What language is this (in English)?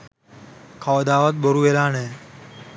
Sinhala